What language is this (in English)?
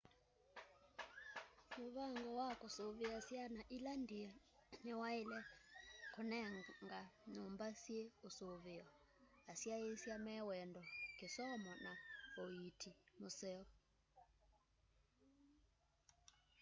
Kamba